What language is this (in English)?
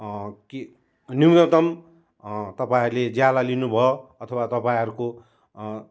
Nepali